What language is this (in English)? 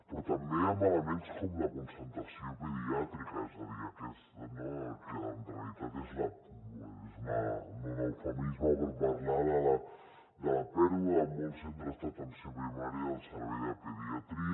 Catalan